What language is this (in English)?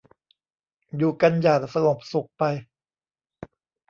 Thai